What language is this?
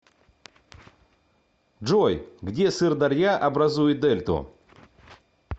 Russian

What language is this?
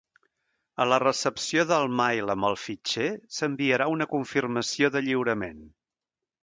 Catalan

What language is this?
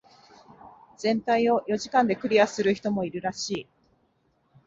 Japanese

